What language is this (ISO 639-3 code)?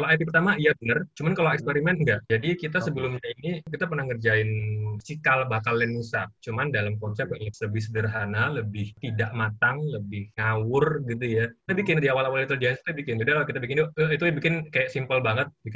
ind